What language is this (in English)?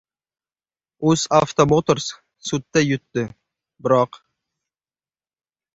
Uzbek